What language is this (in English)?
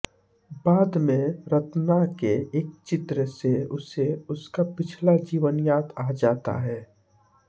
Hindi